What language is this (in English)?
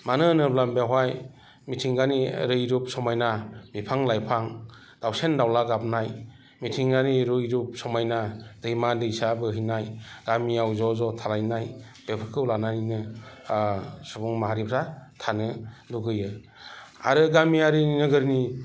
Bodo